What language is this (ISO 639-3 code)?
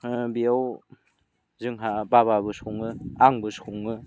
brx